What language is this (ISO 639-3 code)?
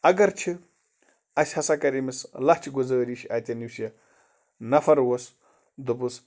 kas